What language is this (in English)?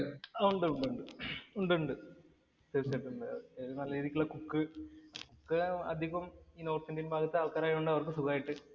Malayalam